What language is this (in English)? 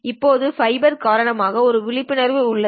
Tamil